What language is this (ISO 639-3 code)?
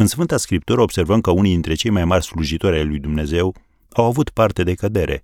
ron